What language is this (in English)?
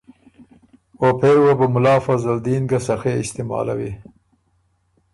Ormuri